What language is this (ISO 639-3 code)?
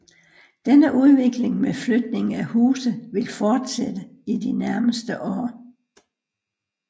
dan